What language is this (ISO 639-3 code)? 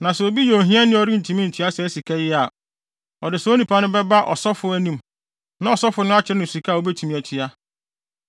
aka